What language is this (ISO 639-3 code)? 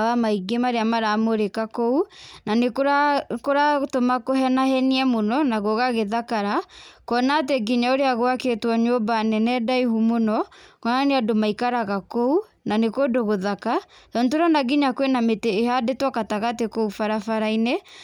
kik